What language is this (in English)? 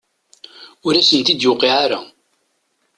Kabyle